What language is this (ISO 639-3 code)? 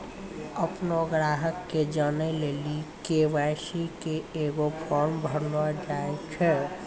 mai